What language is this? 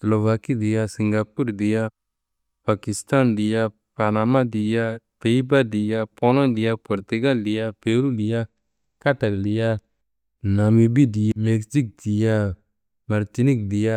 Kanembu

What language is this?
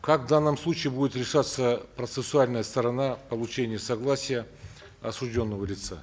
Kazakh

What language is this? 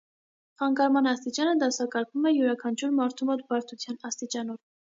Armenian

